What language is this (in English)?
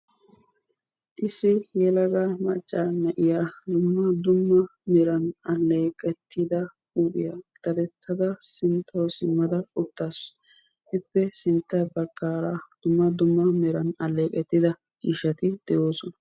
Wolaytta